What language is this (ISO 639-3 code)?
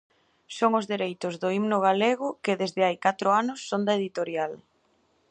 glg